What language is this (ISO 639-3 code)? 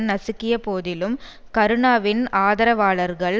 tam